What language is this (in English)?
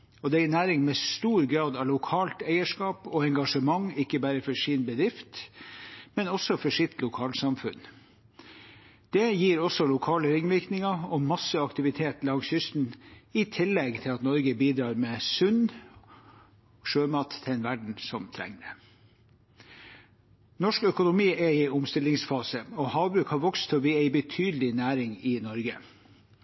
Norwegian Bokmål